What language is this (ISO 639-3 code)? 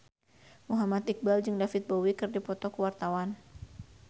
sun